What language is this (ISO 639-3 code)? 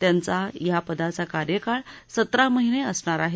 mar